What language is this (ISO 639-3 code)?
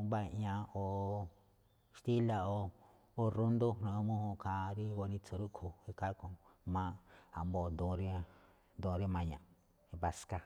tcf